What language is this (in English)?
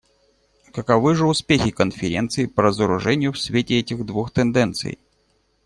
Russian